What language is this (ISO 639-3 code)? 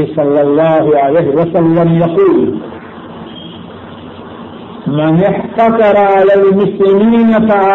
urd